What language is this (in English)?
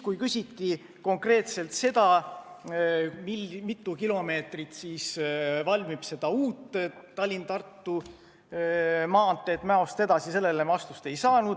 Estonian